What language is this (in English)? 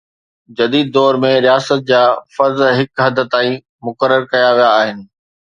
Sindhi